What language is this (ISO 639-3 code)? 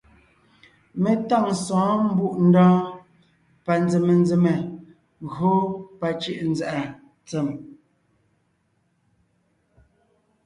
nnh